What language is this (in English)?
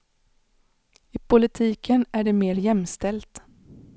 Swedish